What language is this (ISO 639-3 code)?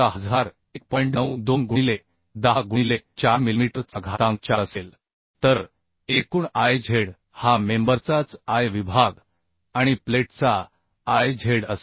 mar